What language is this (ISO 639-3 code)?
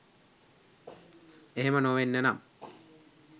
sin